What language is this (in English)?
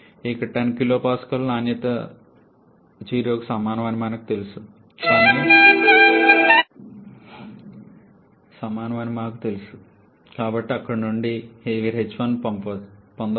Telugu